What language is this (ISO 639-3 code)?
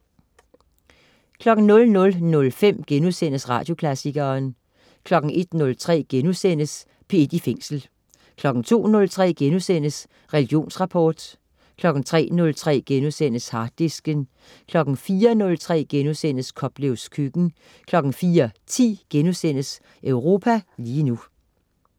dan